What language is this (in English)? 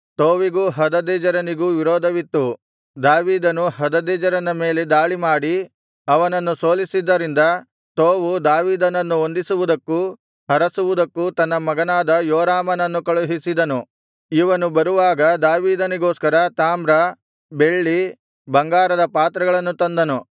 Kannada